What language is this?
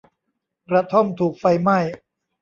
Thai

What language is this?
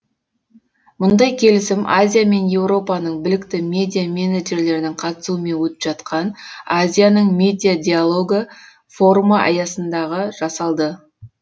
Kazakh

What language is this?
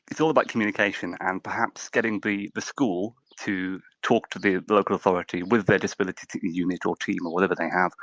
English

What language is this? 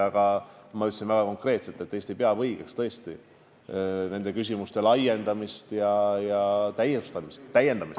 Estonian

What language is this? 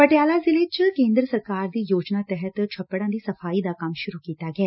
Punjabi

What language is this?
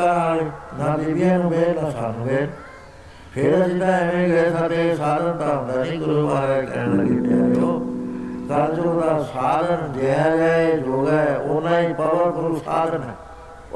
Punjabi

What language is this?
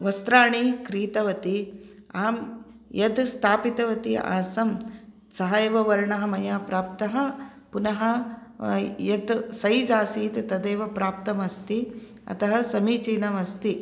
Sanskrit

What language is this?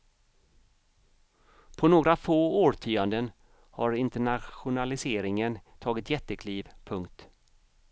Swedish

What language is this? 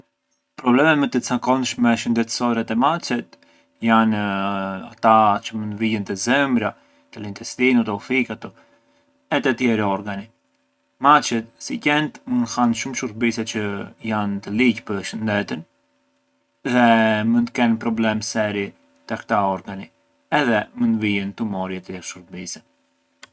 Arbëreshë Albanian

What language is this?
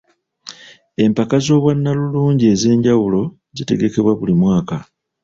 Ganda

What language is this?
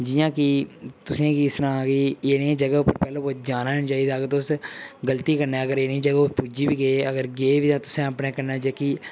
Dogri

